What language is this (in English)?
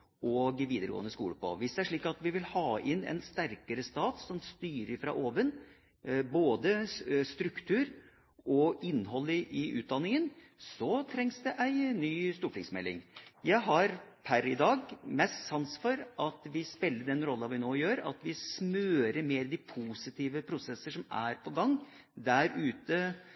Norwegian Bokmål